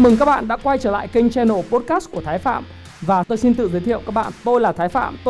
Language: Vietnamese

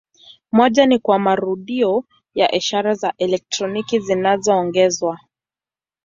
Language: Swahili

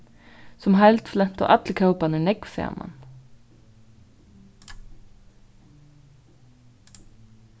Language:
Faroese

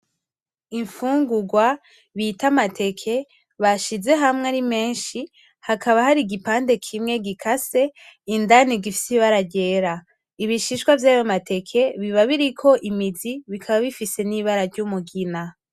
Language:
Rundi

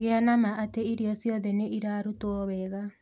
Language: Kikuyu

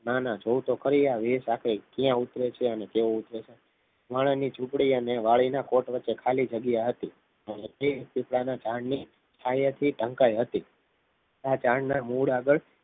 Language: Gujarati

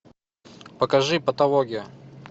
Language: Russian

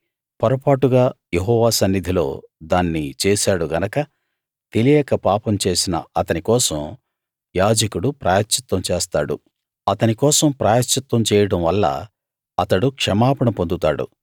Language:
Telugu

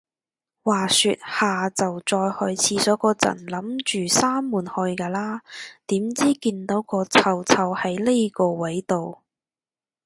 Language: Cantonese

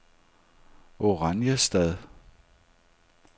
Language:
Danish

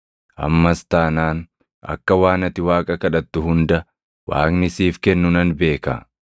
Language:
Oromo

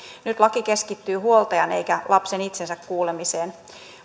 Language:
Finnish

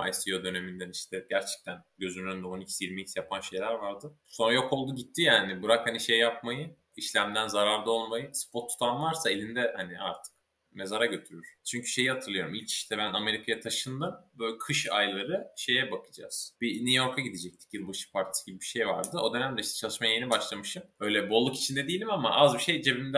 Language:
Turkish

